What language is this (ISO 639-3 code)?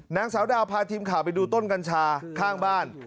tha